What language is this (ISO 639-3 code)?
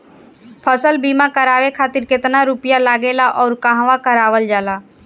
bho